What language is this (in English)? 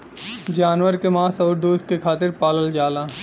Bhojpuri